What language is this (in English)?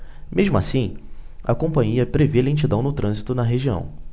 Portuguese